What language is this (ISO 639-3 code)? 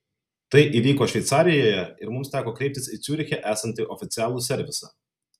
lit